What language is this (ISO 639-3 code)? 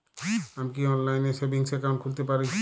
ben